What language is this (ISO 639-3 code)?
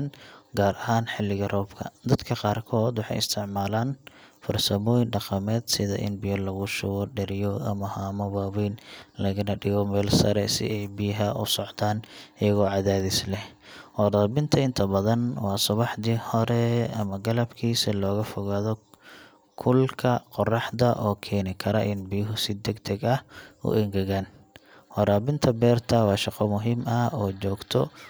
som